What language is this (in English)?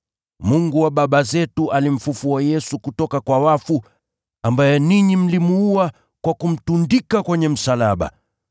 Swahili